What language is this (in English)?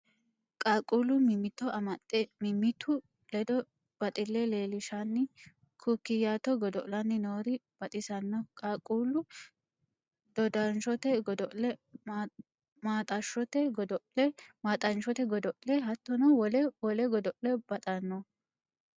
Sidamo